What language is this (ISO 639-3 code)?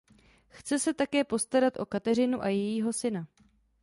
ces